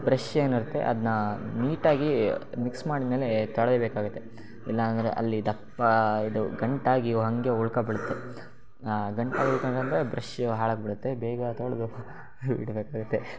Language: Kannada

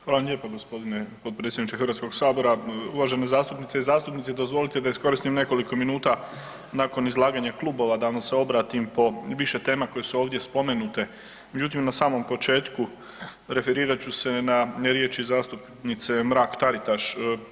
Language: Croatian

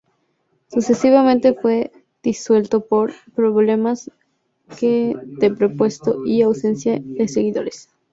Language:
Spanish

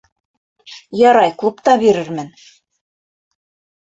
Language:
Bashkir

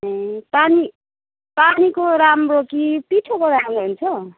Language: Nepali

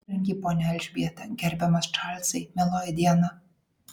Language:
Lithuanian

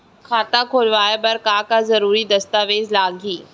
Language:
Chhattisgarhi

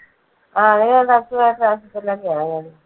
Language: Malayalam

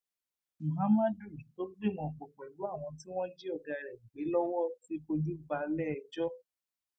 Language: Yoruba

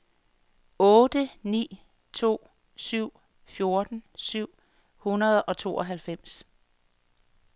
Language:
Danish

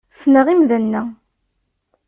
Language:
Kabyle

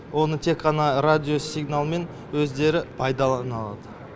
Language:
Kazakh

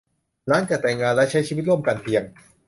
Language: Thai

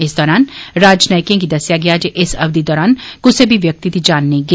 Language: Dogri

